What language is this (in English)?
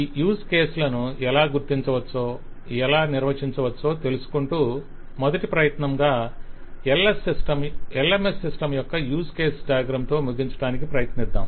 Telugu